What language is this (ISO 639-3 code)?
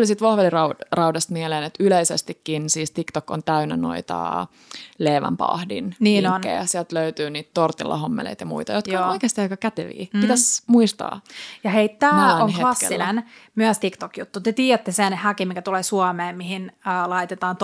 fin